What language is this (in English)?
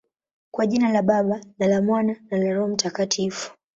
Swahili